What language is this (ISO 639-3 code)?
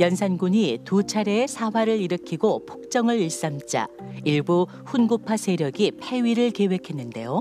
kor